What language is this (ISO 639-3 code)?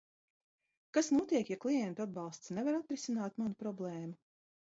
lav